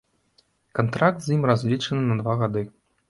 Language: Belarusian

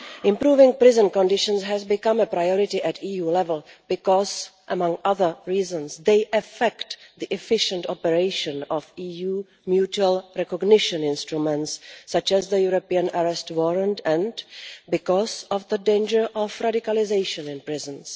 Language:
English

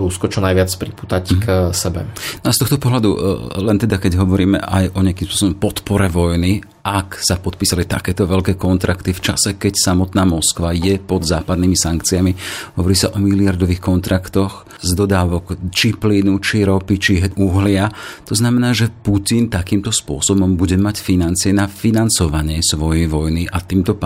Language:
Slovak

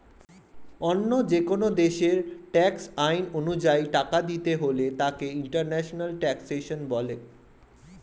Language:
Bangla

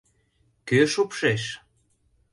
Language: Mari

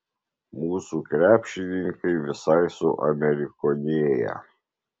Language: Lithuanian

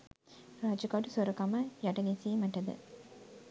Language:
Sinhala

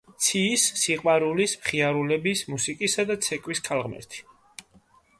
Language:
Georgian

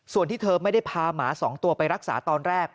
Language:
Thai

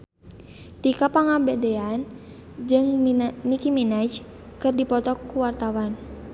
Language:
Sundanese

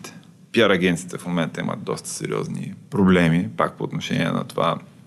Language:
Bulgarian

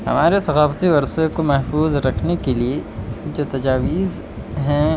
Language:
Urdu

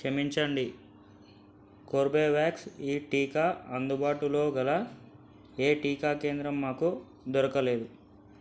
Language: Telugu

